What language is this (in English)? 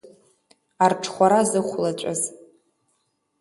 Abkhazian